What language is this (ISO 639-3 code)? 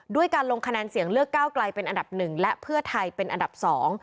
tha